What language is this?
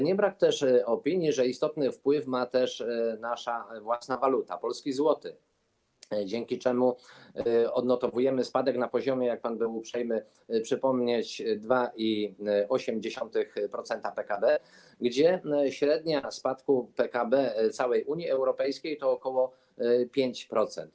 Polish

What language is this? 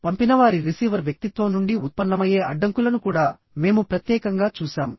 Telugu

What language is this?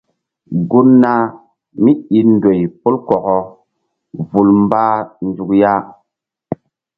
Mbum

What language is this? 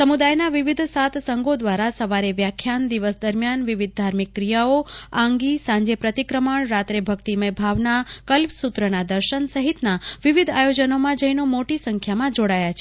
Gujarati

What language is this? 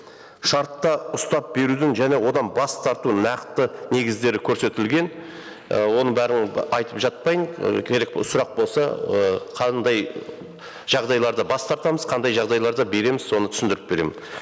Kazakh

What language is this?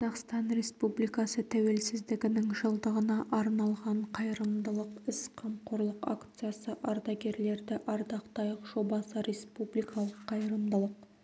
Kazakh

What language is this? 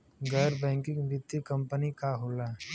Bhojpuri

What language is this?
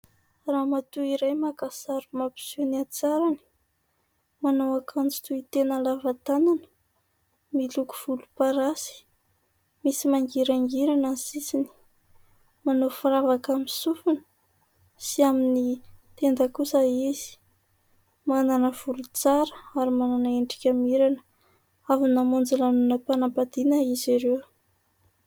Malagasy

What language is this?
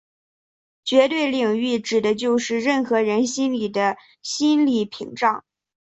Chinese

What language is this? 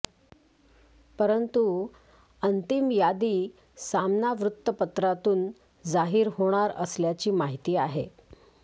Marathi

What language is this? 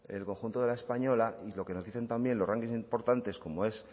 Spanish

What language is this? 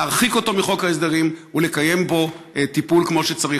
Hebrew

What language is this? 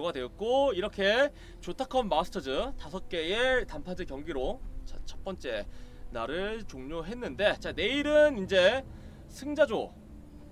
Korean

